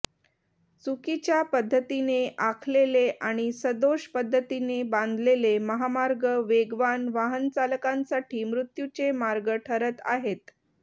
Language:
Marathi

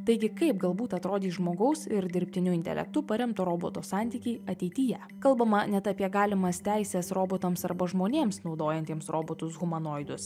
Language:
Lithuanian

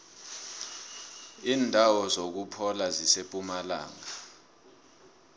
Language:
South Ndebele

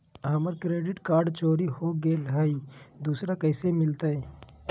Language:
Magahi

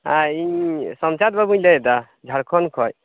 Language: Santali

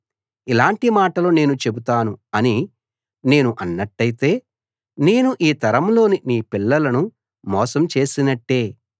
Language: Telugu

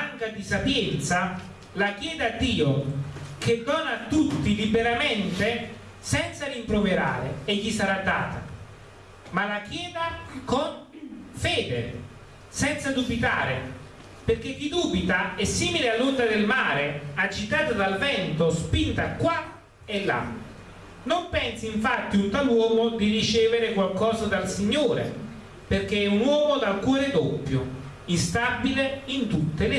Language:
Italian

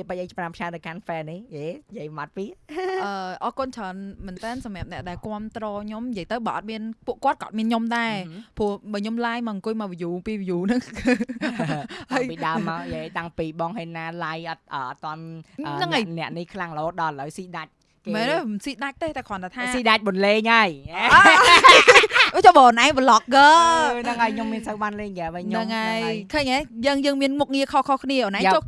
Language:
Vietnamese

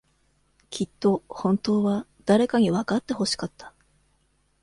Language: Japanese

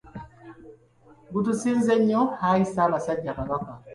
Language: Ganda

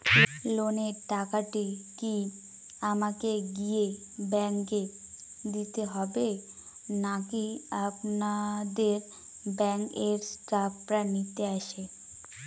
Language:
Bangla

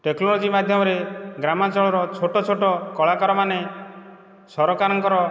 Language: Odia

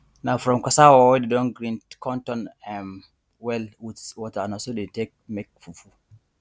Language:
Nigerian Pidgin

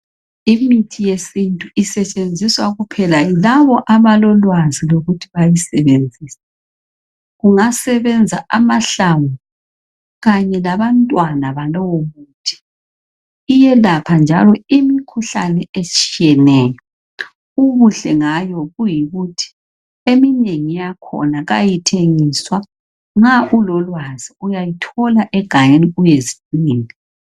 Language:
North Ndebele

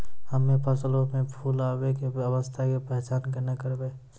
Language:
Maithili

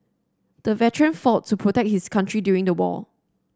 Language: English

